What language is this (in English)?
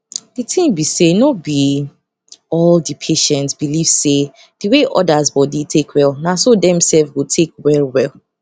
Nigerian Pidgin